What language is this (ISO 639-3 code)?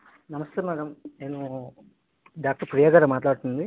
tel